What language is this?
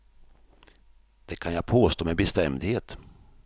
Swedish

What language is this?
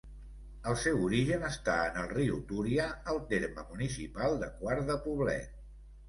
Catalan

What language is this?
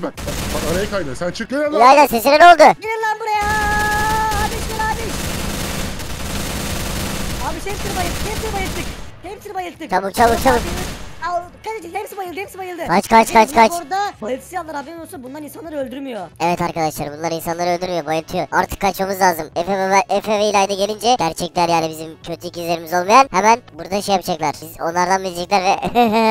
Turkish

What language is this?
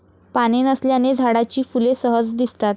Marathi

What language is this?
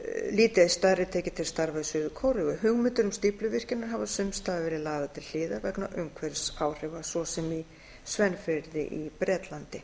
Icelandic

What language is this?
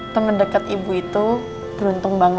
Indonesian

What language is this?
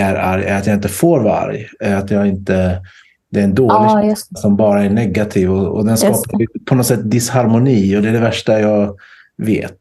Swedish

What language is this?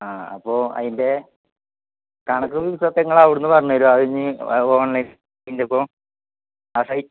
Malayalam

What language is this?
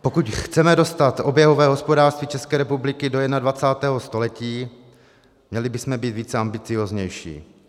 Czech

